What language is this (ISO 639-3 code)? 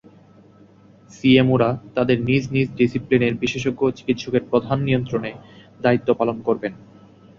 ben